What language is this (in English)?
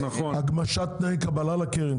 Hebrew